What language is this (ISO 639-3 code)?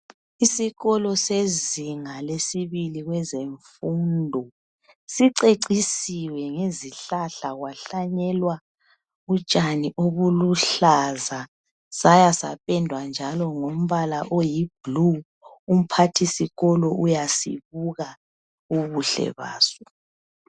nde